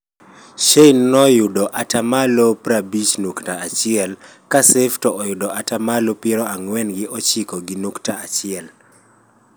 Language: Luo (Kenya and Tanzania)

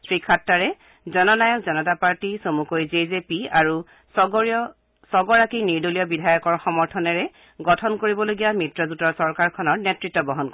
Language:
Assamese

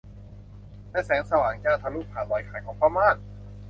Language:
Thai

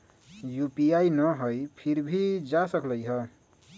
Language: Magahi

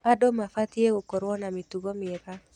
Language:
Kikuyu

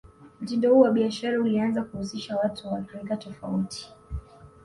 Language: Swahili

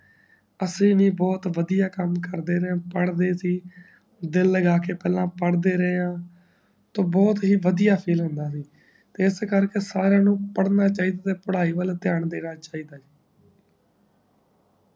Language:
Punjabi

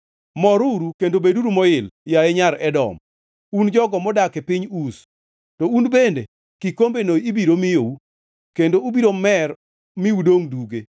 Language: Luo (Kenya and Tanzania)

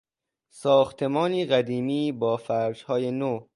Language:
Persian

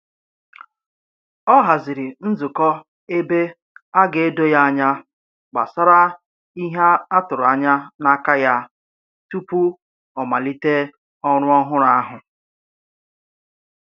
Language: Igbo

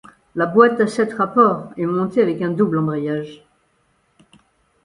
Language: French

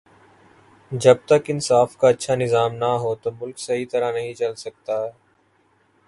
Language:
Urdu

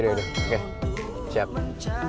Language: Indonesian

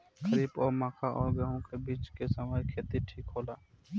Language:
Bhojpuri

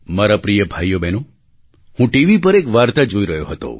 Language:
Gujarati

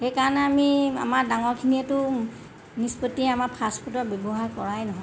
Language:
Assamese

